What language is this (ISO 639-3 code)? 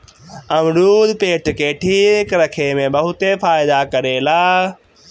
bho